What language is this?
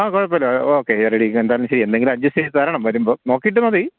Malayalam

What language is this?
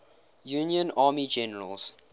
English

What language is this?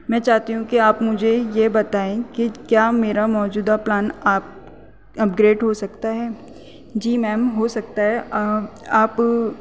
Urdu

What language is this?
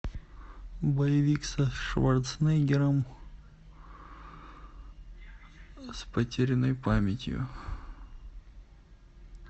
Russian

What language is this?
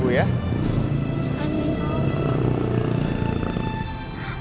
Indonesian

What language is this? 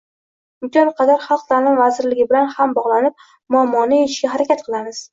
Uzbek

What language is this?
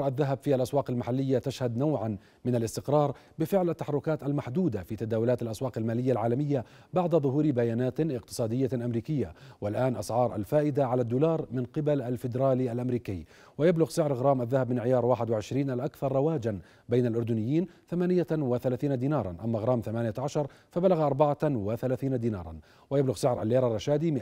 Arabic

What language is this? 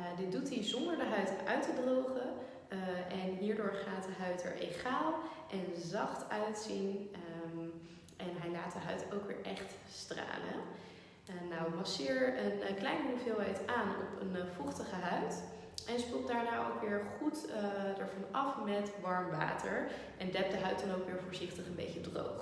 Dutch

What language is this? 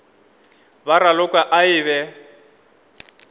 Northern Sotho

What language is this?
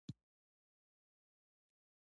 Pashto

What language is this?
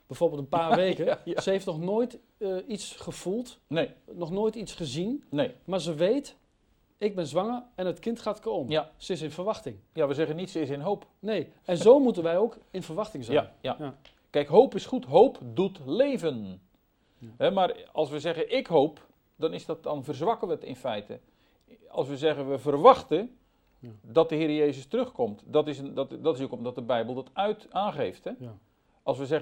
Dutch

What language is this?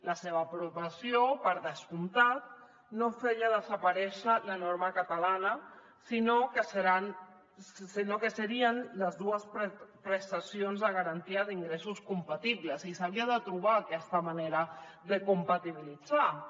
Catalan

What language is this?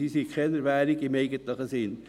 Swiss German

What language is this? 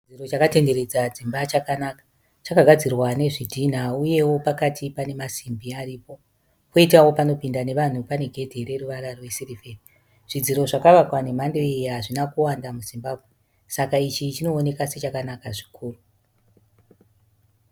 Shona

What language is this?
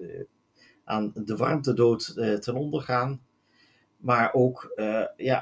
Dutch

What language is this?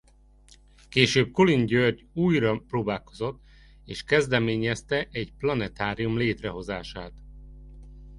Hungarian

